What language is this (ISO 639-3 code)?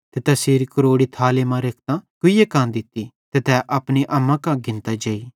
bhd